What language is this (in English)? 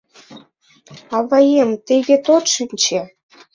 Mari